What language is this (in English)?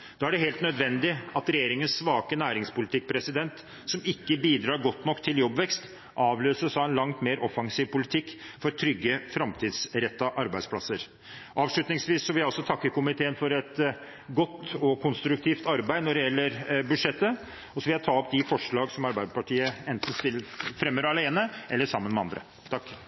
Norwegian